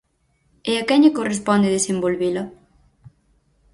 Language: Galician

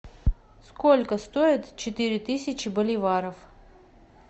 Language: Russian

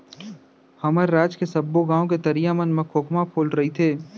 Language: Chhattisgarhi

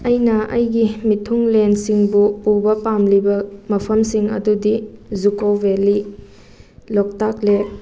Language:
Manipuri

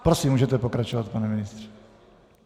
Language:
Czech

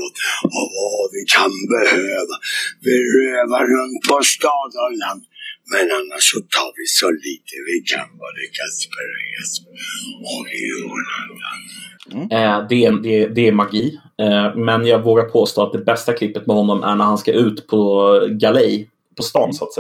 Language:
Swedish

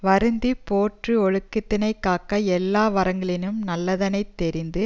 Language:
Tamil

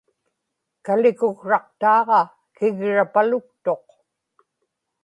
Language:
Inupiaq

